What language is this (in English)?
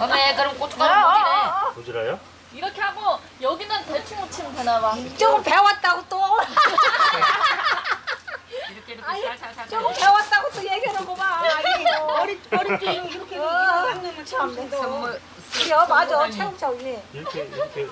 Korean